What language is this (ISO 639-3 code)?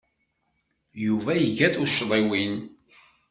kab